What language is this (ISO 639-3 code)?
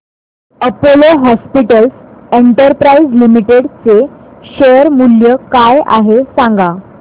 mar